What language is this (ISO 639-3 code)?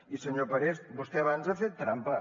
cat